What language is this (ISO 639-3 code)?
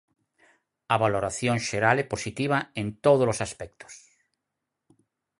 glg